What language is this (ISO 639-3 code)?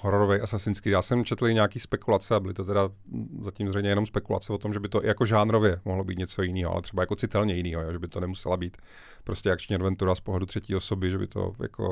ces